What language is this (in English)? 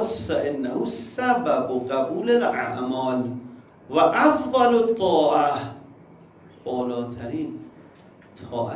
Persian